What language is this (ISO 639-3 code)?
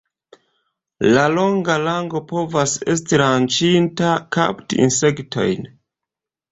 epo